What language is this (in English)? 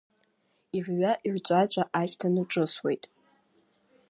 Abkhazian